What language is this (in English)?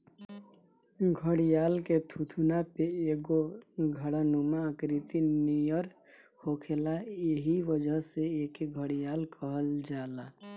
Bhojpuri